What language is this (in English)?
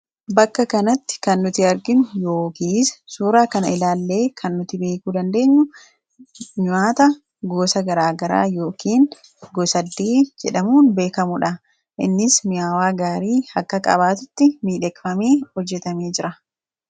Oromo